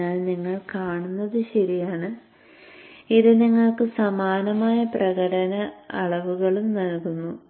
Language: Malayalam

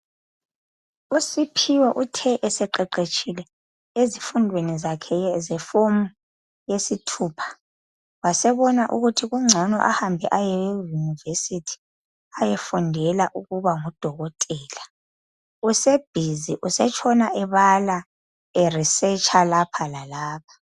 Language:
North Ndebele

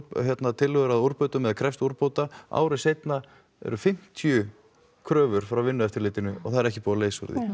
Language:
Icelandic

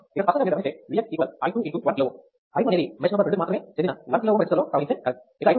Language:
Telugu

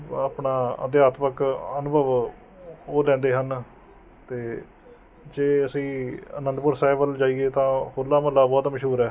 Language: Punjabi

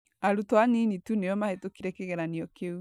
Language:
Kikuyu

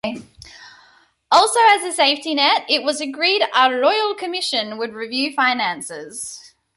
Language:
English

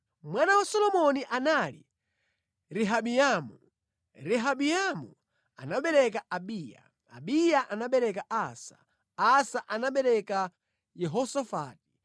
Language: Nyanja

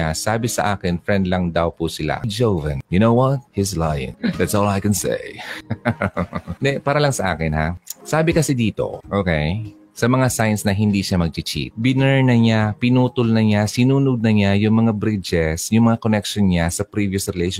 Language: Filipino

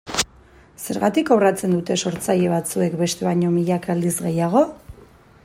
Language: Basque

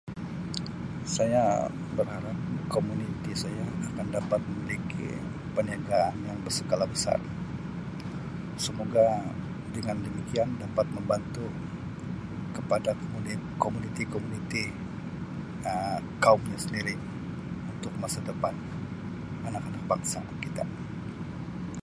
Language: Sabah Malay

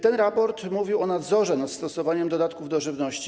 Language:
Polish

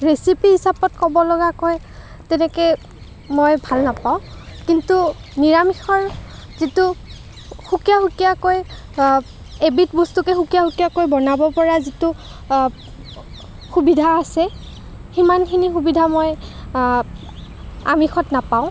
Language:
Assamese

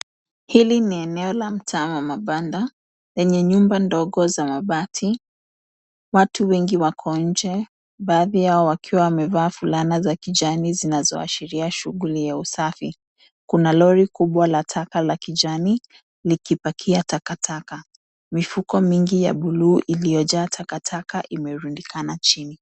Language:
Swahili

